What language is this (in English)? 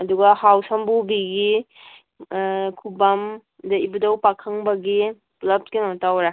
Manipuri